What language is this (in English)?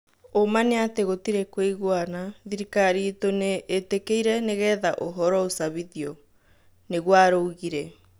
Kikuyu